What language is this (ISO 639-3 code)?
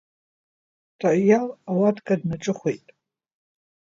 abk